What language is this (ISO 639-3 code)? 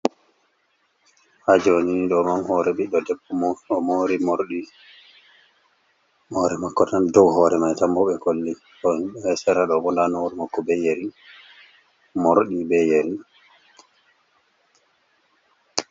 ful